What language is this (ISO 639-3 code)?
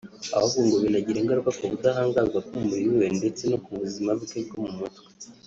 kin